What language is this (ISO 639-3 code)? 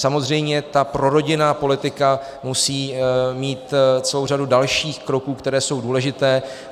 ces